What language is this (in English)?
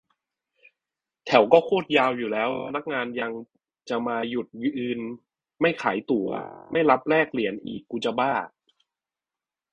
Thai